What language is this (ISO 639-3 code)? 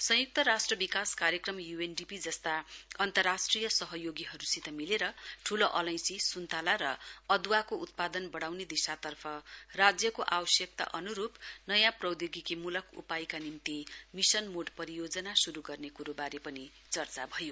nep